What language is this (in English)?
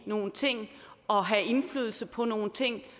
Danish